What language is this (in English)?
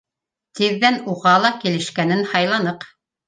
Bashkir